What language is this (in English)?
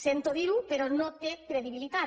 Catalan